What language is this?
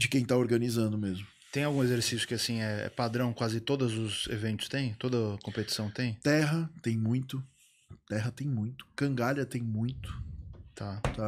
Portuguese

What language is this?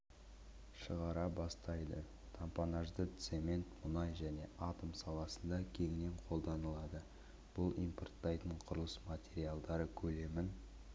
Kazakh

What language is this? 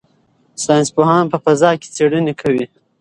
Pashto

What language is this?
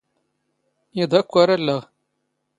Standard Moroccan Tamazight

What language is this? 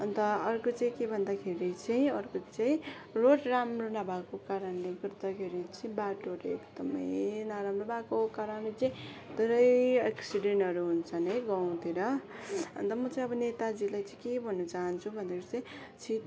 Nepali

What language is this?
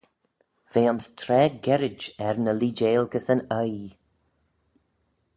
Manx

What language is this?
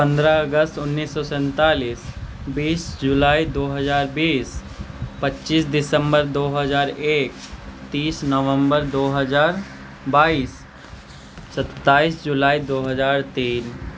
Maithili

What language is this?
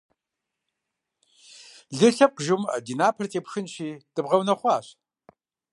Kabardian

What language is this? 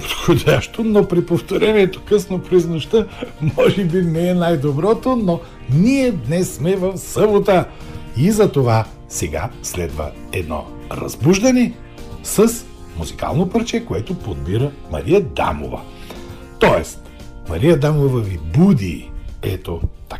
Bulgarian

